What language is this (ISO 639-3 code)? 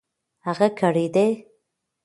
pus